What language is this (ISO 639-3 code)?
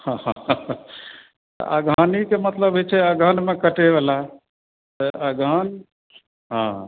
mai